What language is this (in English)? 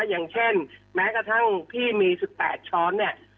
Thai